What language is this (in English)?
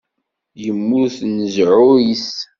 Kabyle